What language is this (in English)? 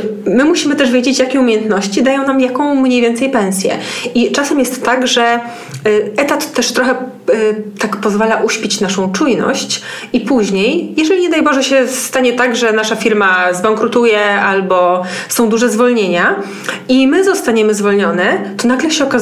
Polish